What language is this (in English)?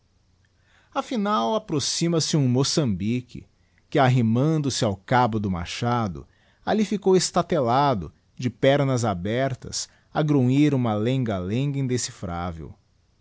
Portuguese